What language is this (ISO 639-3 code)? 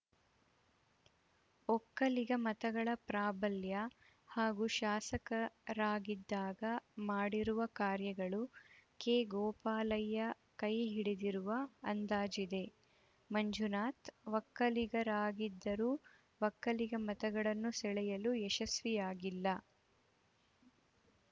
kan